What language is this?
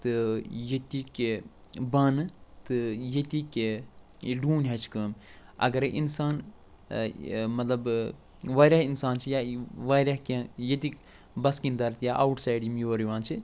Kashmiri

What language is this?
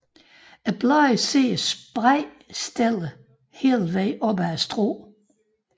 Danish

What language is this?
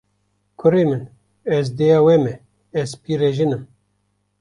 Kurdish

